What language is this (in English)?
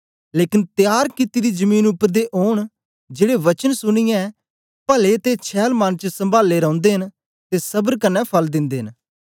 Dogri